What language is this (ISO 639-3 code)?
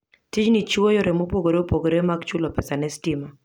luo